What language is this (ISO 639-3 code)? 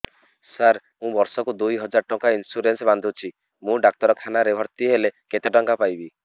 ori